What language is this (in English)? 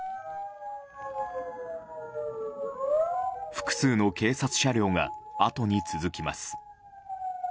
Japanese